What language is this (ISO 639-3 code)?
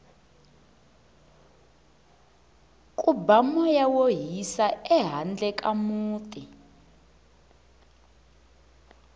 tso